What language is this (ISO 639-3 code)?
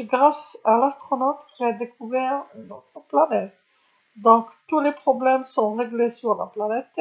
arq